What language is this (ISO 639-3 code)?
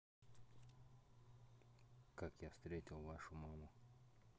rus